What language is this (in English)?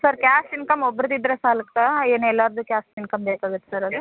Kannada